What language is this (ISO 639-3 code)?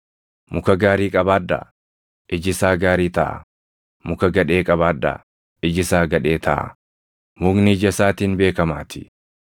orm